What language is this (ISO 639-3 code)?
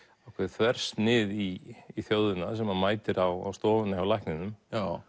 isl